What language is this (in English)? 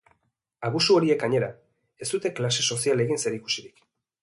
Basque